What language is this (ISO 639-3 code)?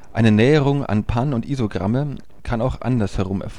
deu